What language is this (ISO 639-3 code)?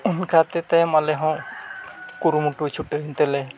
sat